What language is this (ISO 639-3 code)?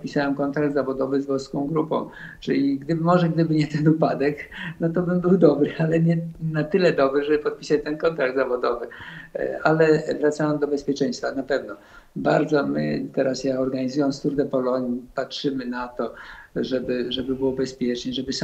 pol